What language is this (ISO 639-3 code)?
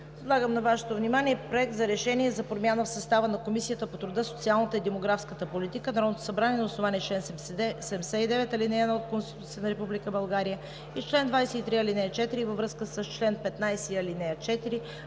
bul